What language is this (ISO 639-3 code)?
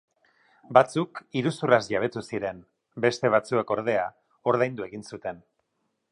eus